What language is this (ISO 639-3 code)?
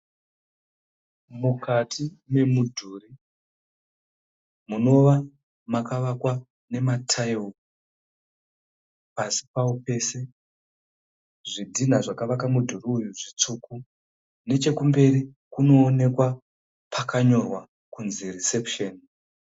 sna